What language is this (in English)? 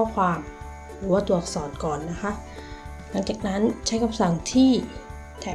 Thai